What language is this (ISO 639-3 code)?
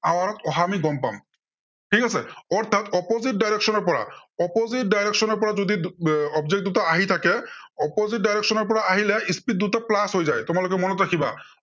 asm